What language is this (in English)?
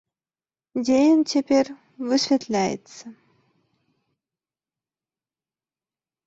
Belarusian